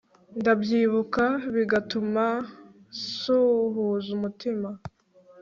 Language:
Kinyarwanda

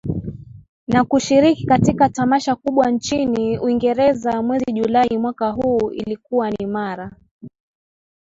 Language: Swahili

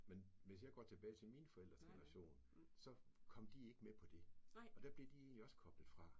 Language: Danish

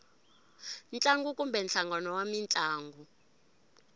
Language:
Tsonga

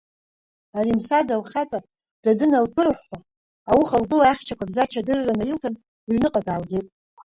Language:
Abkhazian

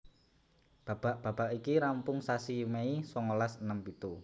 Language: Javanese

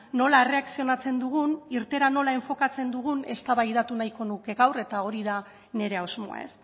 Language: Basque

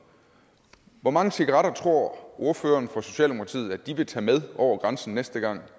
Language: Danish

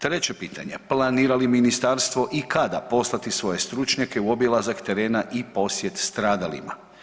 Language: Croatian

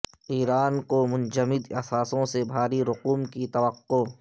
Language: Urdu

